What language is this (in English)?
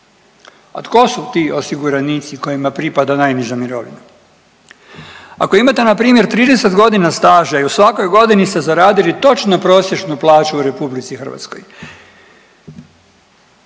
Croatian